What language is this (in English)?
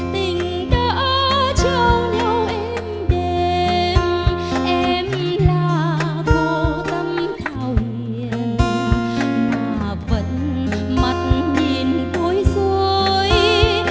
Vietnamese